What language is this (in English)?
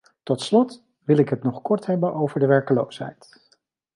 Dutch